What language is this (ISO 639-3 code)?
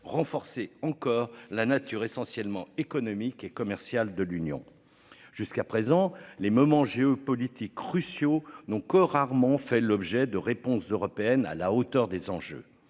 fra